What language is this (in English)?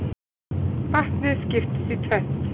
Icelandic